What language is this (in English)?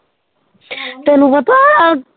Punjabi